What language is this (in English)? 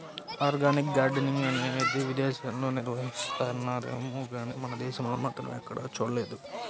Telugu